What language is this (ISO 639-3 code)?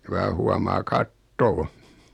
fin